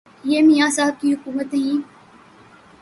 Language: Urdu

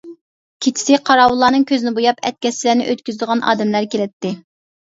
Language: Uyghur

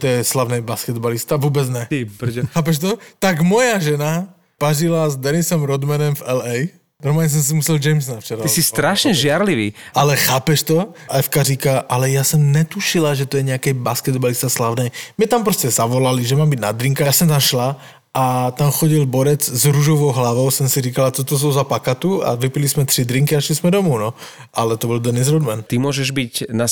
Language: Slovak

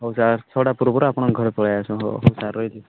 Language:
Odia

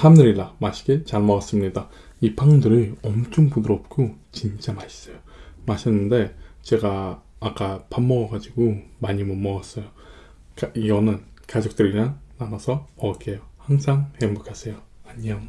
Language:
Korean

